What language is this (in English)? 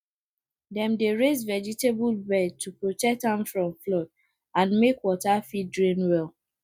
Nigerian Pidgin